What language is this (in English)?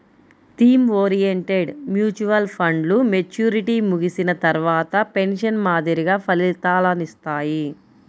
Telugu